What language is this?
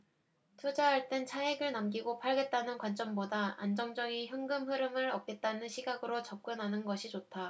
Korean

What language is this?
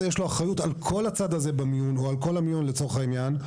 Hebrew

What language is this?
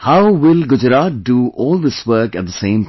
English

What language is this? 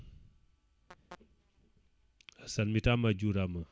Fula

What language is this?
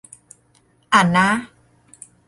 Thai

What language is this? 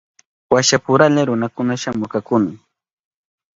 Southern Pastaza Quechua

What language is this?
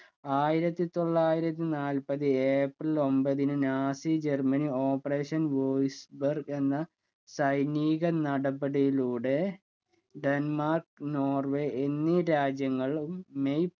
Malayalam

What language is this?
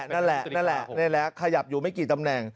Thai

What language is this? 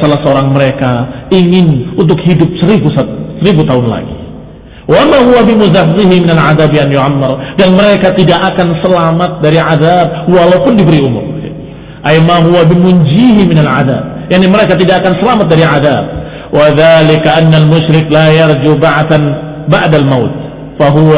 Indonesian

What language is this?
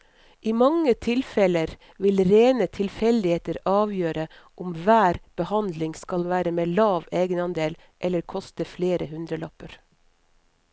Norwegian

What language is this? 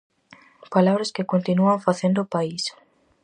Galician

